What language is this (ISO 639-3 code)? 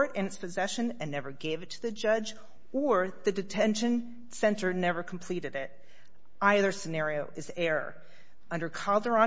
eng